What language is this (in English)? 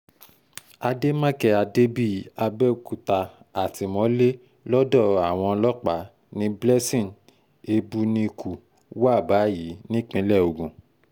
Yoruba